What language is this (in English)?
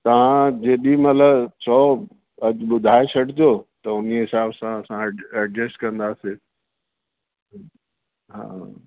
Sindhi